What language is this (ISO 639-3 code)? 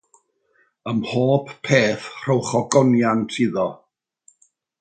cym